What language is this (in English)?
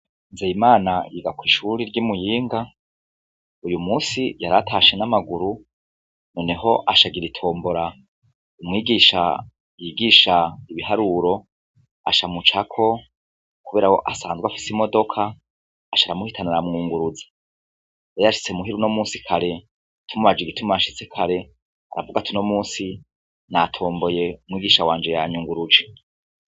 Rundi